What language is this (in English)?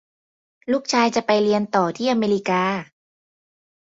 Thai